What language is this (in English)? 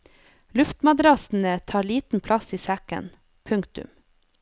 Norwegian